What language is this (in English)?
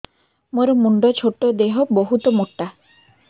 Odia